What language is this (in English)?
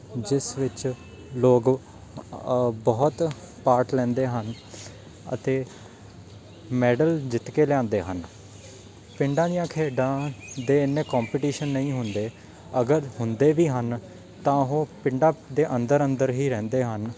Punjabi